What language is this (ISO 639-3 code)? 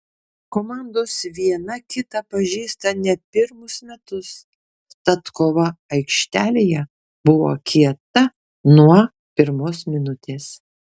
lit